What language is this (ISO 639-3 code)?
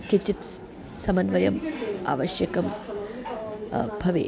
san